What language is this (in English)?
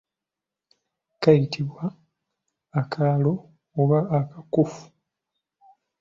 Ganda